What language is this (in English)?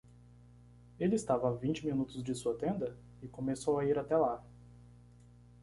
Portuguese